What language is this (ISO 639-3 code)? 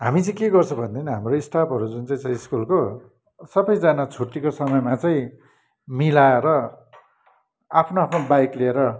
nep